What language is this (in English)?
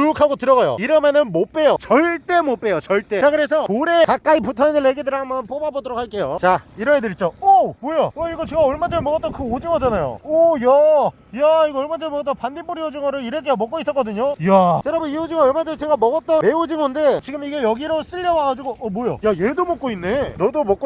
Korean